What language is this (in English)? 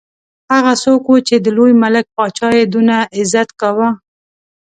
Pashto